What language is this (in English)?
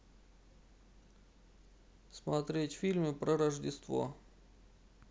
Russian